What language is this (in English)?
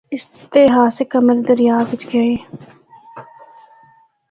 Northern Hindko